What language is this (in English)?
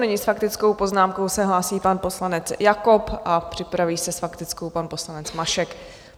Czech